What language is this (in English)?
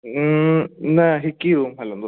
Sindhi